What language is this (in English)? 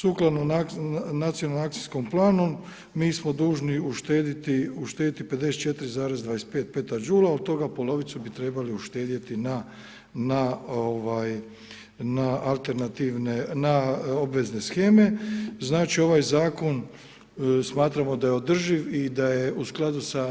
Croatian